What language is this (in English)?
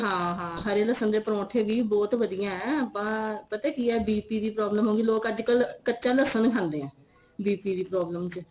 Punjabi